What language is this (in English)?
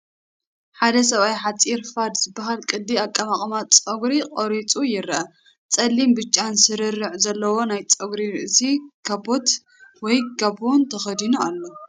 Tigrinya